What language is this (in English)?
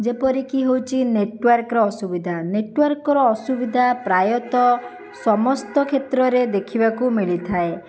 Odia